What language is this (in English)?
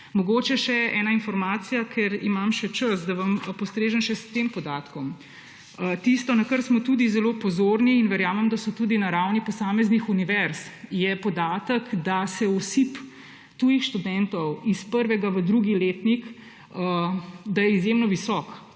Slovenian